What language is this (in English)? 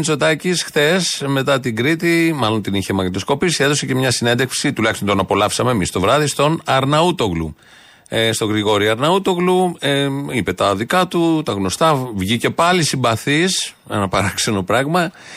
Greek